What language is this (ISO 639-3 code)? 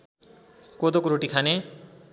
nep